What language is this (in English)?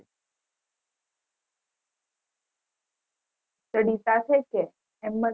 Gujarati